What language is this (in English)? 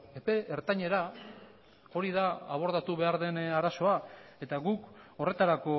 Basque